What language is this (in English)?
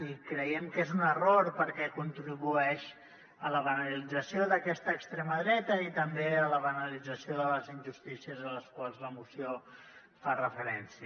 Catalan